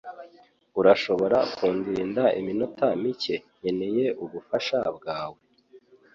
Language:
Kinyarwanda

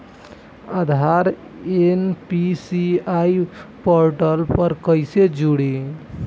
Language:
Bhojpuri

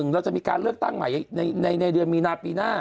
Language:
Thai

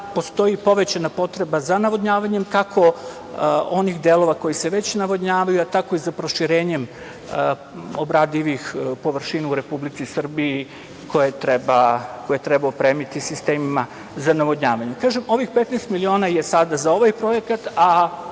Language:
Serbian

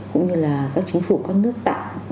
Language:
Vietnamese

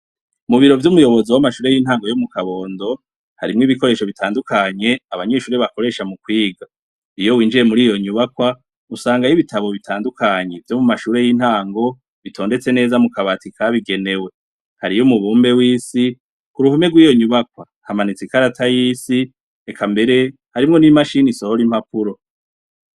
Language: Rundi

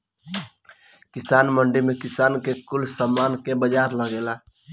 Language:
Bhojpuri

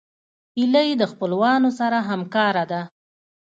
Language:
Pashto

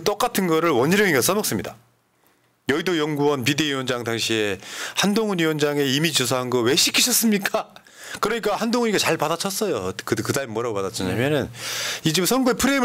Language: Korean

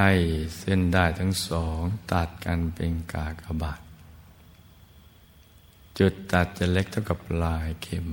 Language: Thai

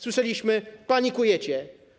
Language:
Polish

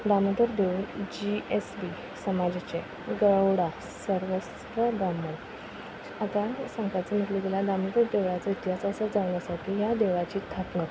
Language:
Konkani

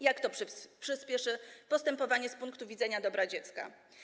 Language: Polish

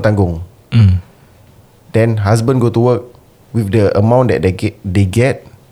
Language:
Malay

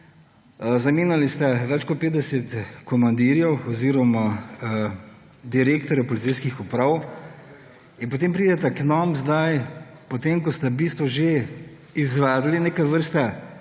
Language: Slovenian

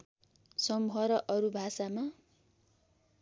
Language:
Nepali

